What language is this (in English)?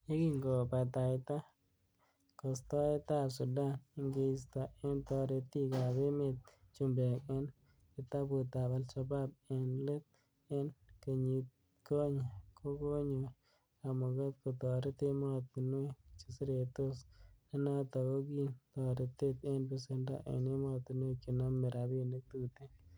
Kalenjin